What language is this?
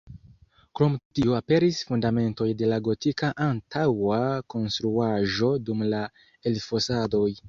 Esperanto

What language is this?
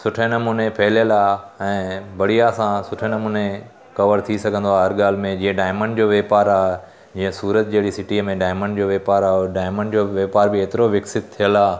Sindhi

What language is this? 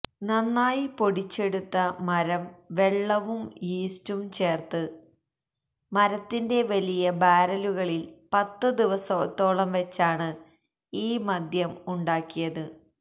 Malayalam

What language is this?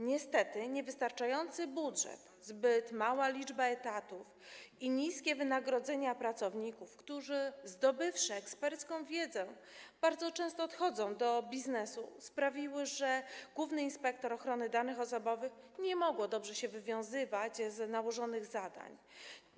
Polish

